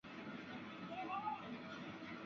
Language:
Chinese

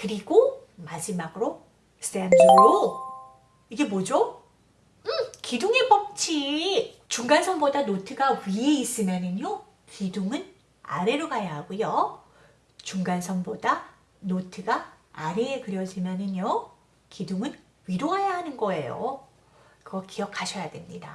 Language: Korean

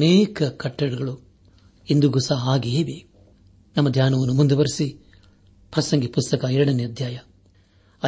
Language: Kannada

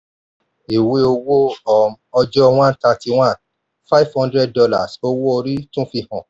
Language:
Yoruba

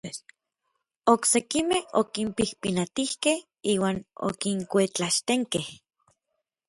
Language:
Orizaba Nahuatl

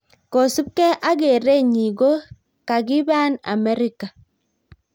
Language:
Kalenjin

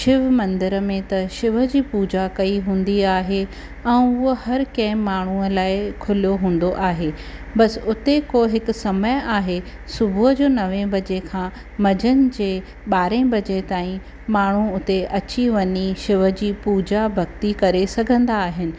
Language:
Sindhi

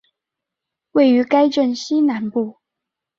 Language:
Chinese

